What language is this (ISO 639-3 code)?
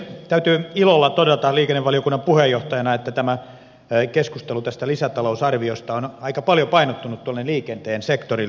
fin